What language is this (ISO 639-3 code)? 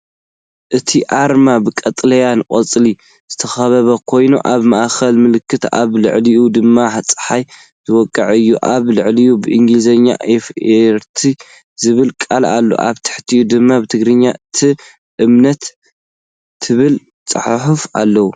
tir